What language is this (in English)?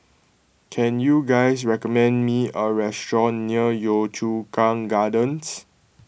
English